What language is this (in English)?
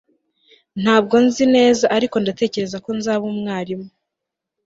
Kinyarwanda